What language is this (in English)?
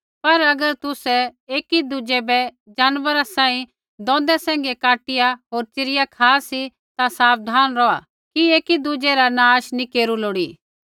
Kullu Pahari